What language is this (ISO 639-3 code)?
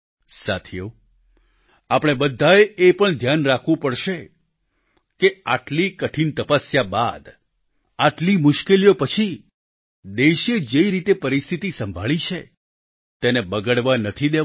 guj